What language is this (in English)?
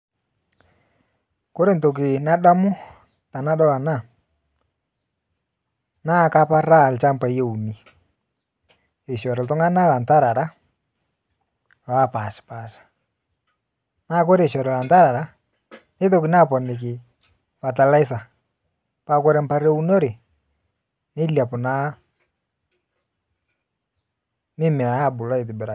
Masai